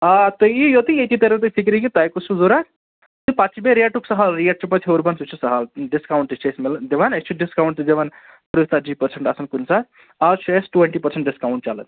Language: Kashmiri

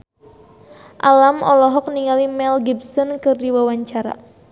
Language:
Sundanese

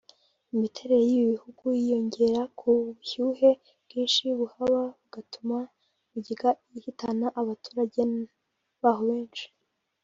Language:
Kinyarwanda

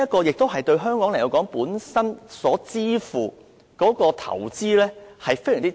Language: Cantonese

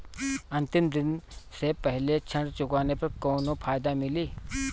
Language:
Bhojpuri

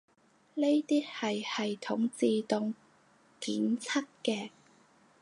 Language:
Cantonese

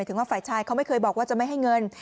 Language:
Thai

